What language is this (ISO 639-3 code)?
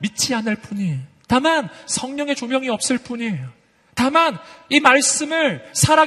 kor